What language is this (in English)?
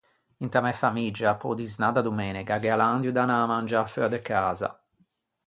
Ligurian